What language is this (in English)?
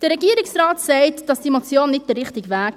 Swiss German